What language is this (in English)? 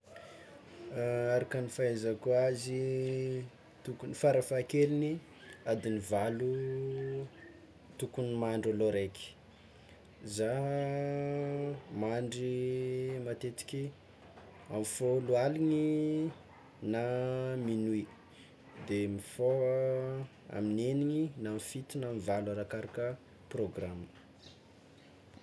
Tsimihety Malagasy